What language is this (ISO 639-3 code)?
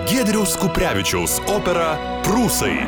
lit